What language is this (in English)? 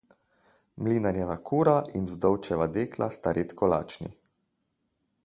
Slovenian